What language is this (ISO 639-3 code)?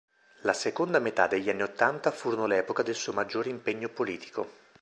ita